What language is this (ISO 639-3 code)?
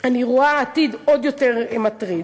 heb